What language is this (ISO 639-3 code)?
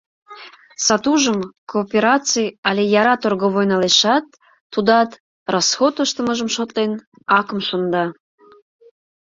chm